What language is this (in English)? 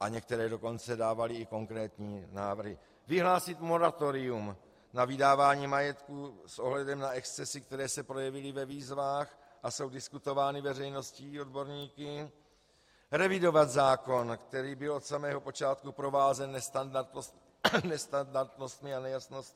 Czech